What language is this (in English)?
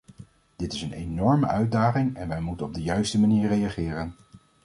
Dutch